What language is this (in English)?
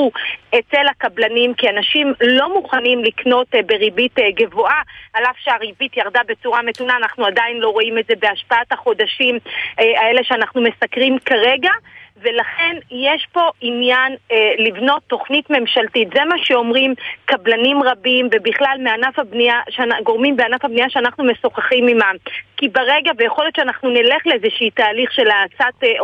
Hebrew